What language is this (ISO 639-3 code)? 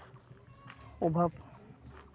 sat